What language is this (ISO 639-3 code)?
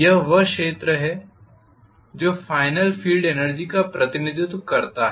hin